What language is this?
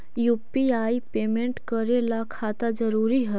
Magahi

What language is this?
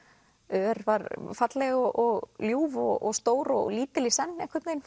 Icelandic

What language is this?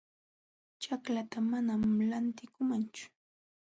Jauja Wanca Quechua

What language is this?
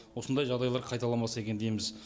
Kazakh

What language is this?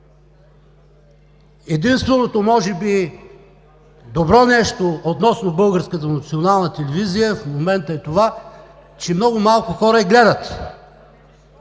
Bulgarian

